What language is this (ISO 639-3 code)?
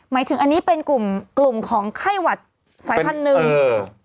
tha